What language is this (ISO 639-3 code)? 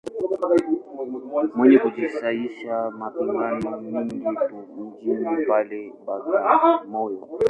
swa